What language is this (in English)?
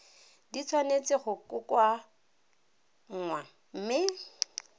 Tswana